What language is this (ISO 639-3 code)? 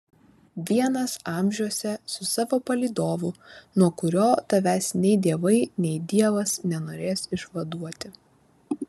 lit